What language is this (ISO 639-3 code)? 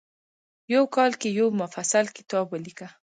pus